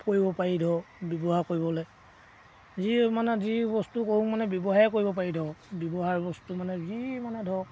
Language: Assamese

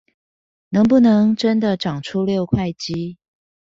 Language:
Chinese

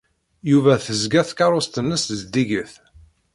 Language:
Kabyle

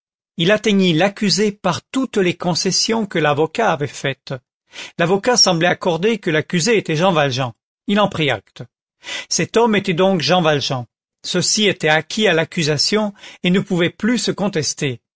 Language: French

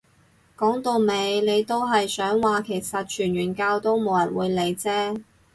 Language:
Cantonese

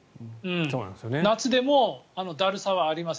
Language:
Japanese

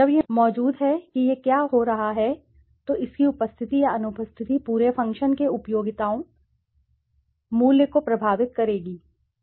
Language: Hindi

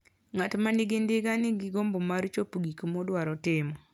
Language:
Luo (Kenya and Tanzania)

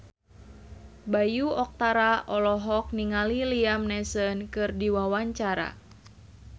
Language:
Sundanese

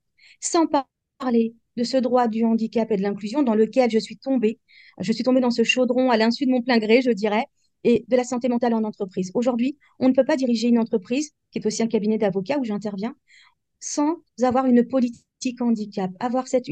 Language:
French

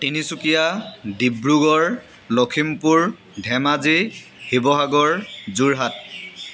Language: Assamese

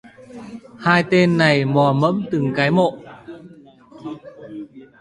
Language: Vietnamese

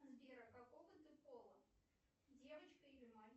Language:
Russian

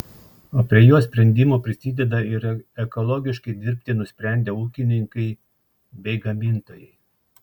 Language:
Lithuanian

